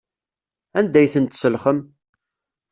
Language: Kabyle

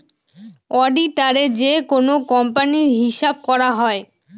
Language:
Bangla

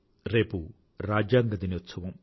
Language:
Telugu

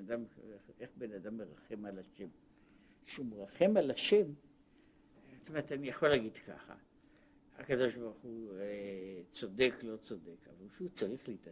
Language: Hebrew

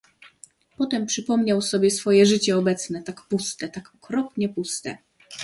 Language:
Polish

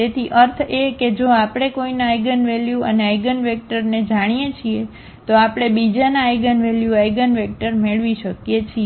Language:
Gujarati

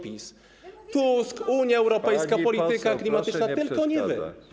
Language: Polish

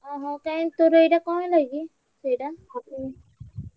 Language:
Odia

